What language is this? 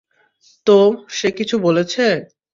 Bangla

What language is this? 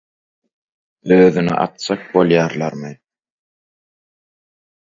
Turkmen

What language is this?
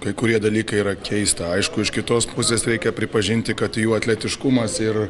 Lithuanian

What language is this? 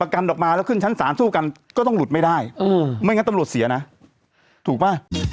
Thai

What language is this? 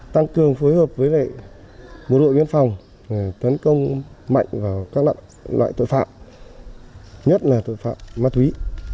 Vietnamese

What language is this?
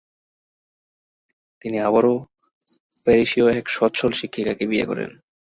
Bangla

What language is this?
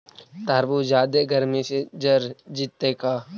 Magahi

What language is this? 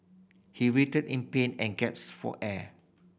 English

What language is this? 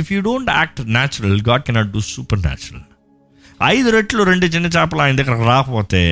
Telugu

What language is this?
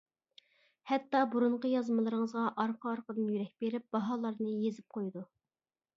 Uyghur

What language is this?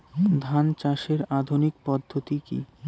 Bangla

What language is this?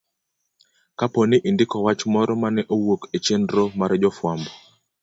Luo (Kenya and Tanzania)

